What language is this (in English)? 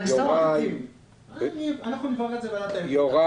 Hebrew